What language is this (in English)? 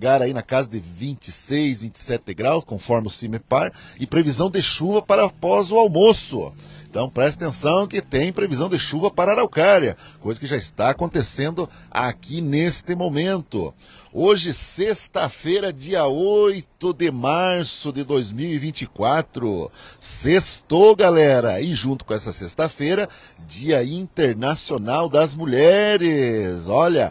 Portuguese